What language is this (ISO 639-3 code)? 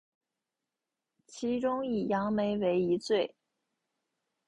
zho